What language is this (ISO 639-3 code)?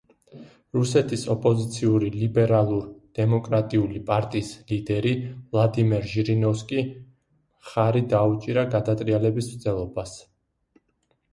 kat